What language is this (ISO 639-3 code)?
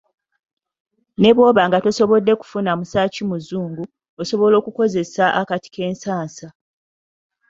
lug